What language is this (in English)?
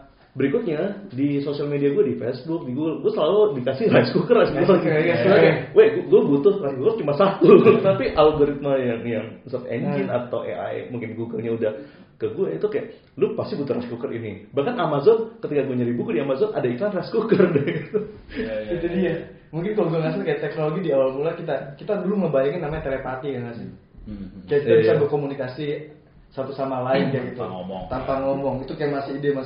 Indonesian